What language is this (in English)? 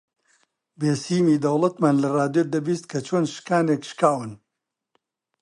Central Kurdish